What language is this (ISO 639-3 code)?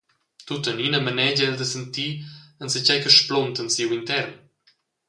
roh